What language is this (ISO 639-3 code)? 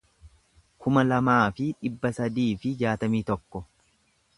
orm